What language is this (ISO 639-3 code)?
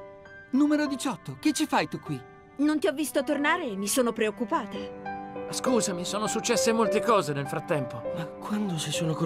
ita